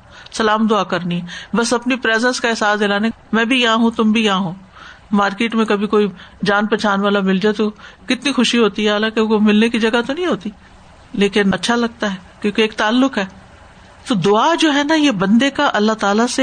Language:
Urdu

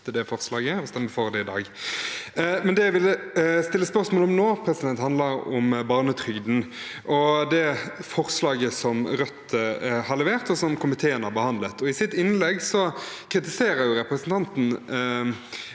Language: Norwegian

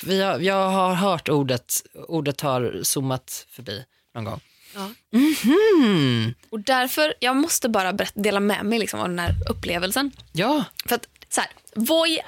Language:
Swedish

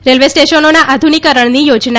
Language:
Gujarati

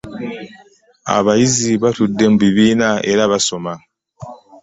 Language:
Ganda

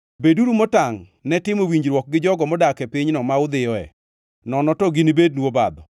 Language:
Luo (Kenya and Tanzania)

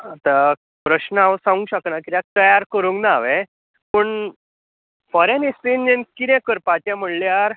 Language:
Konkani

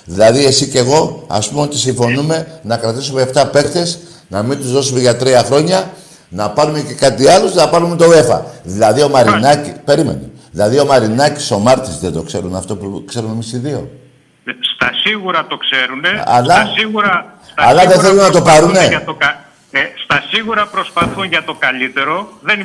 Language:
Greek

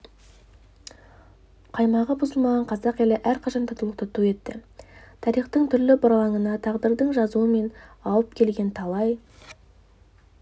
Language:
Kazakh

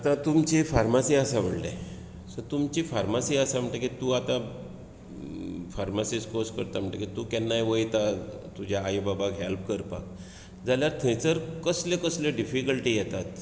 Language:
Konkani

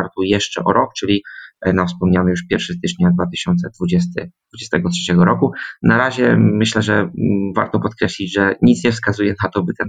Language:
Polish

